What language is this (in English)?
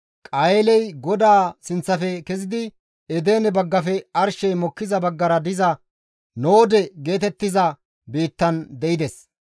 Gamo